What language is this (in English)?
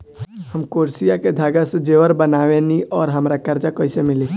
Bhojpuri